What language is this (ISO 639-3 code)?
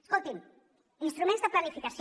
cat